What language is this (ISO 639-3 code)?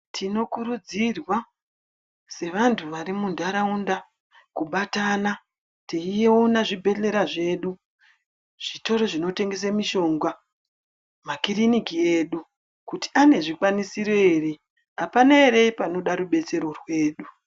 ndc